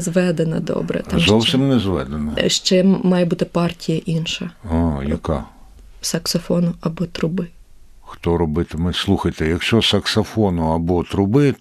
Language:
Ukrainian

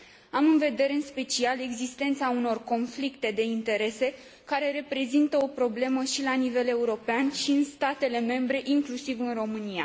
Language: Romanian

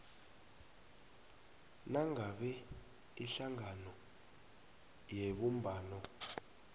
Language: South Ndebele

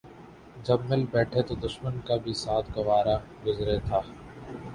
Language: Urdu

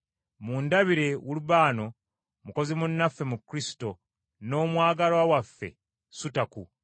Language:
Ganda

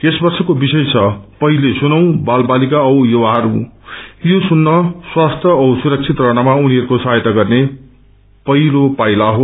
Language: Nepali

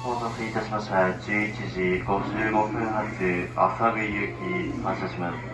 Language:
Japanese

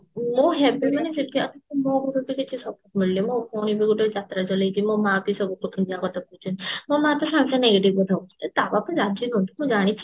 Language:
Odia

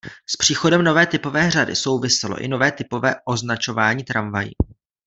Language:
Czech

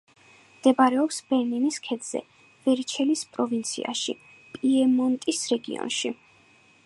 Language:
Georgian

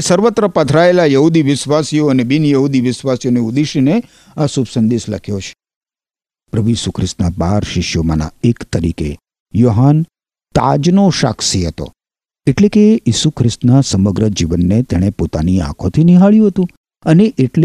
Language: Gujarati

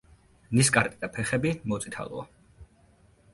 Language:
Georgian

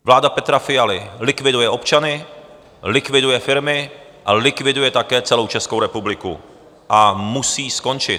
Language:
Czech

